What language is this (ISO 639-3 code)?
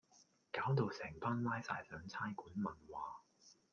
yue